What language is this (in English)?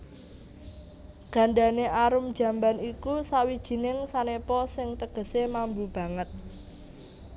Javanese